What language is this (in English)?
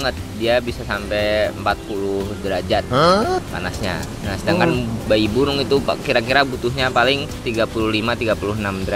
Indonesian